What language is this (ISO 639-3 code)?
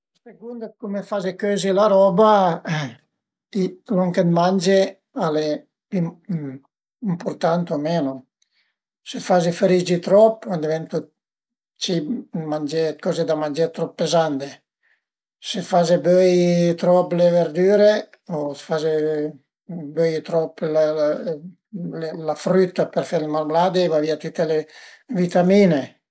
pms